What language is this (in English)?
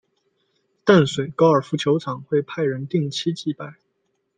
Chinese